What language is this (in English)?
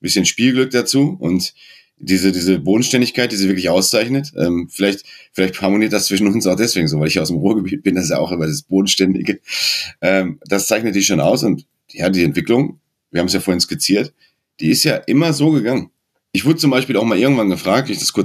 German